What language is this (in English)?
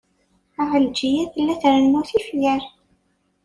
Kabyle